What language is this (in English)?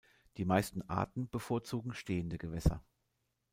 German